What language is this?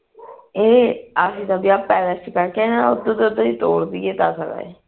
Punjabi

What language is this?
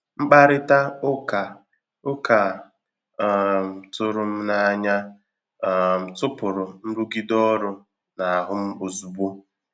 Igbo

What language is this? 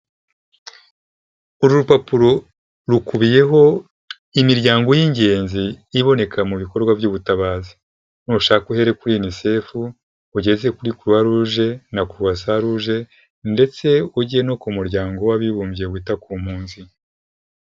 Kinyarwanda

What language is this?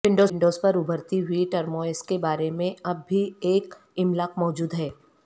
Urdu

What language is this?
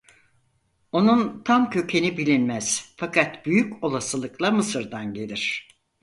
Turkish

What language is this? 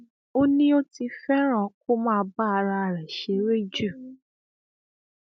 Yoruba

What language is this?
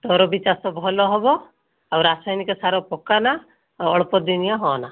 Odia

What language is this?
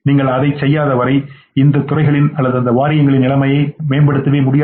Tamil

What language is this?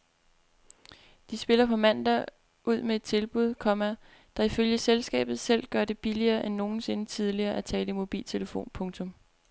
Danish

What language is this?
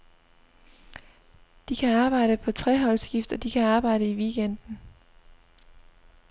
Danish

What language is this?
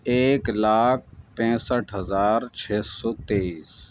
Urdu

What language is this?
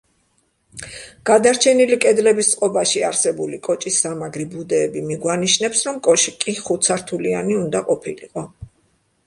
Georgian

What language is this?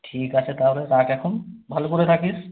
Bangla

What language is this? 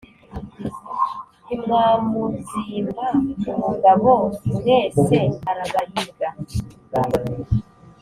Kinyarwanda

